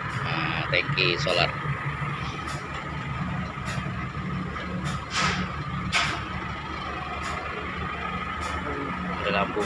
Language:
Indonesian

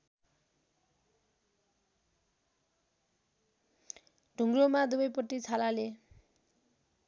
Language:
Nepali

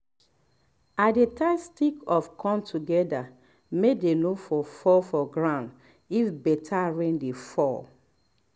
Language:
Nigerian Pidgin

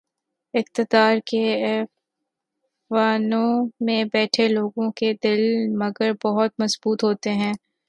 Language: Urdu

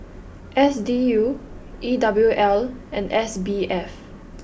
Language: English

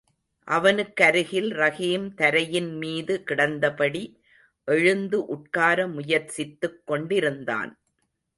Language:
Tamil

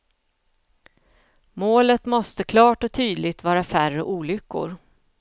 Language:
Swedish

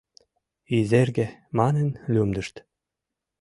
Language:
Mari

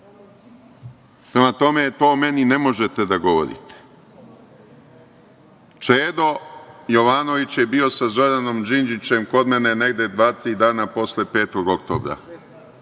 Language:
Serbian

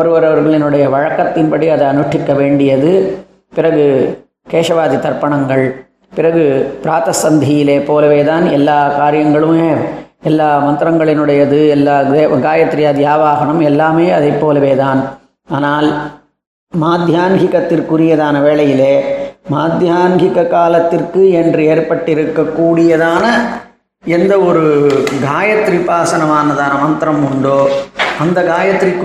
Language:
Tamil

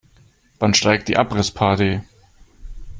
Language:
German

